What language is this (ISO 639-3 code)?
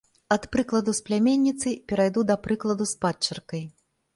bel